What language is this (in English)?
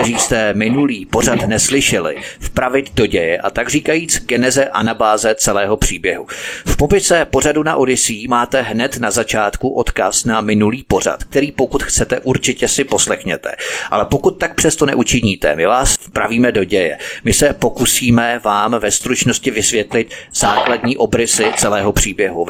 Czech